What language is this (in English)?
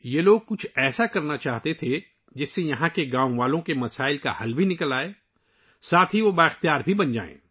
Urdu